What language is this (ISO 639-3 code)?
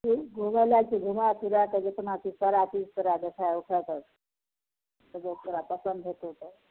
mai